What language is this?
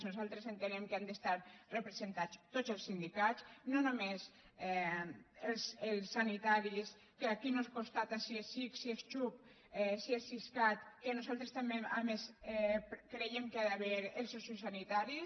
Catalan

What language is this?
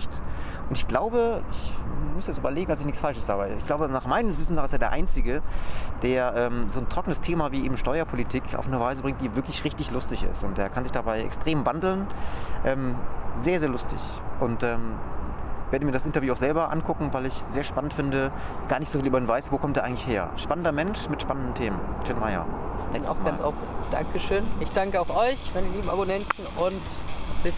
German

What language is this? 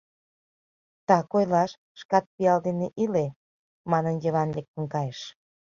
Mari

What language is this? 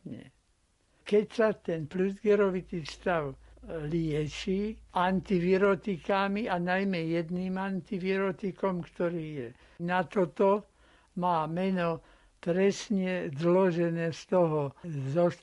Slovak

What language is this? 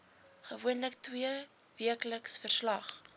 Afrikaans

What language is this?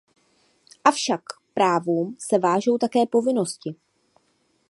Czech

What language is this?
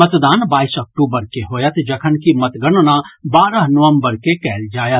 Maithili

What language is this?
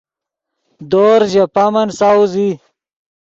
Yidgha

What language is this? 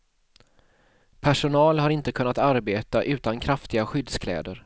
Swedish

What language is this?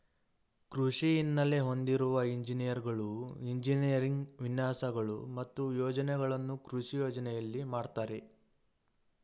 Kannada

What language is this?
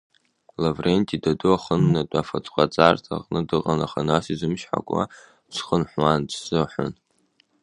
Abkhazian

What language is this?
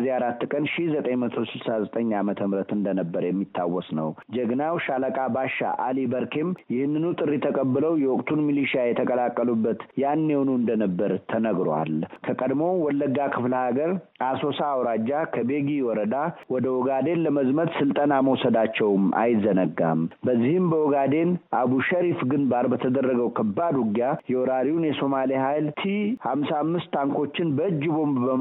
Amharic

